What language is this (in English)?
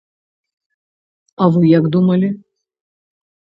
Belarusian